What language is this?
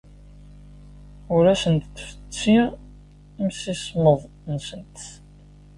Kabyle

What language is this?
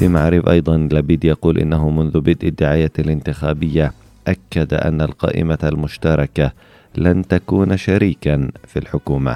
Arabic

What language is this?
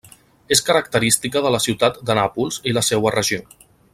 Catalan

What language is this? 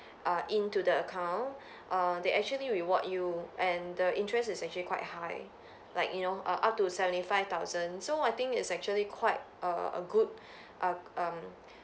English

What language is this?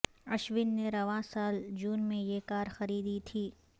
Urdu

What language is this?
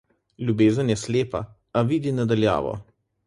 Slovenian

